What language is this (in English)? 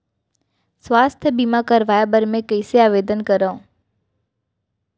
Chhattisgarhi